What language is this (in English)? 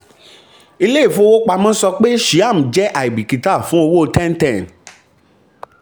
Yoruba